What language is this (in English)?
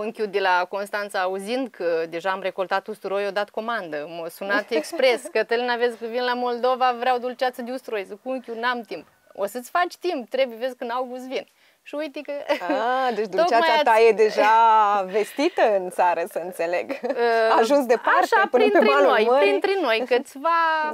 Romanian